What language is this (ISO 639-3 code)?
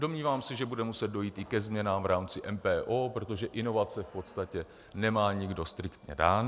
ces